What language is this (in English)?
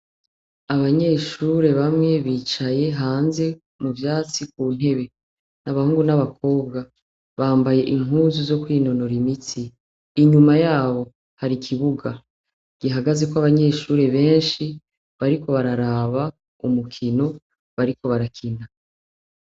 Rundi